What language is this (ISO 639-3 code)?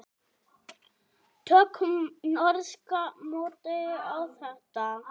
isl